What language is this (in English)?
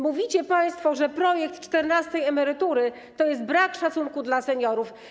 Polish